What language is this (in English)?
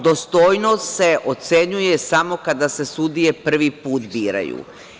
Serbian